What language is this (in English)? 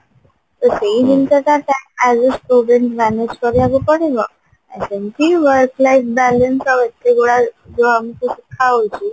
Odia